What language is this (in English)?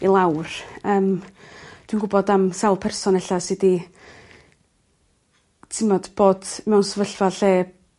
Welsh